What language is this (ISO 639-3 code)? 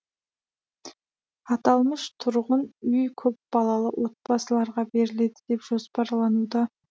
kaz